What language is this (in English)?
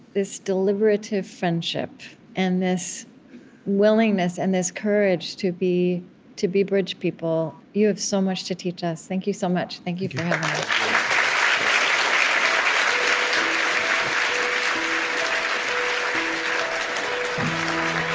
English